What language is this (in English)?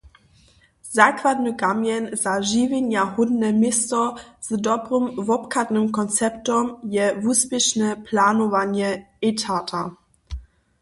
Upper Sorbian